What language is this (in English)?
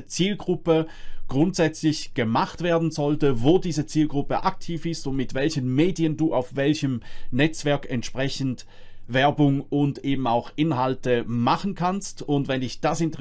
German